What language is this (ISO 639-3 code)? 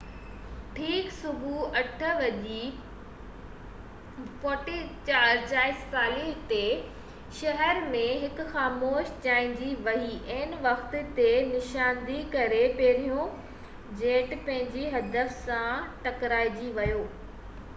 snd